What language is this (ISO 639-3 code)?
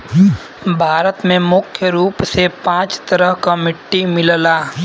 bho